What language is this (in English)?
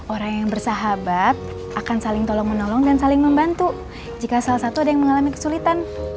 Indonesian